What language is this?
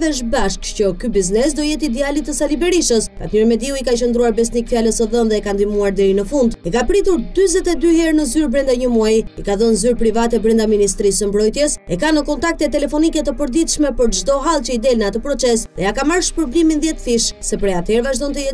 Romanian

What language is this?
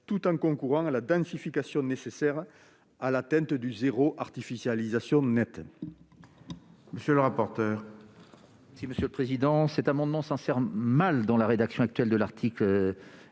French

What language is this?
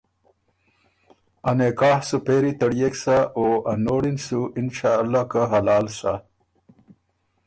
Ormuri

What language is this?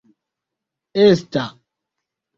Esperanto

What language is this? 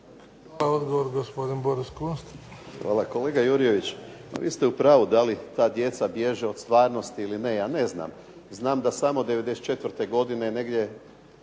Croatian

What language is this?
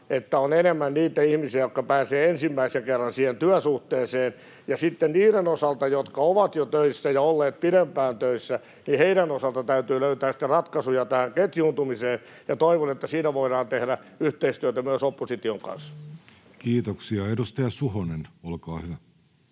Finnish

